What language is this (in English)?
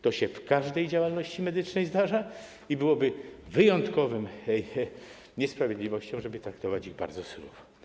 Polish